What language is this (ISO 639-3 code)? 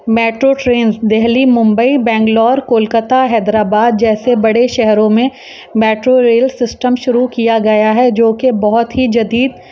urd